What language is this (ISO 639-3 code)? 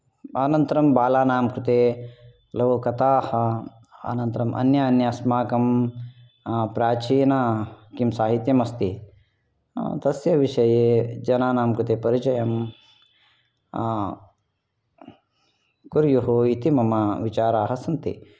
san